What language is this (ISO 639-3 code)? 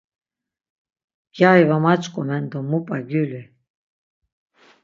lzz